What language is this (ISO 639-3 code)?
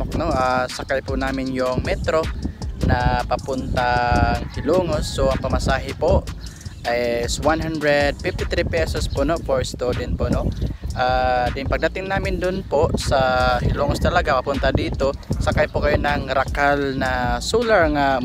fil